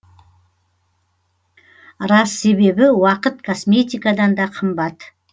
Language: Kazakh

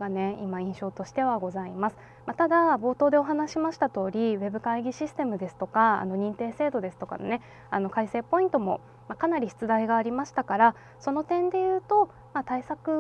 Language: Japanese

